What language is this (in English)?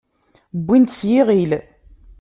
Kabyle